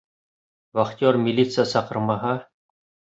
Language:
Bashkir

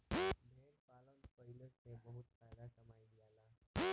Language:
Bhojpuri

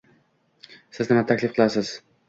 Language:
Uzbek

